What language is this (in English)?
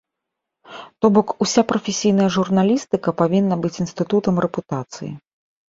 Belarusian